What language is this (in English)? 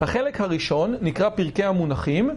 Hebrew